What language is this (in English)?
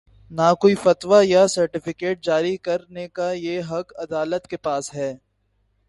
Urdu